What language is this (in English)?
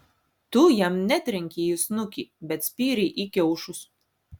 Lithuanian